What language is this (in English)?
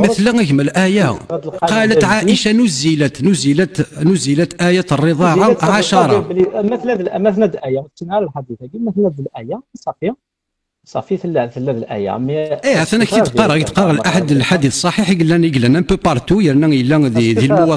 Arabic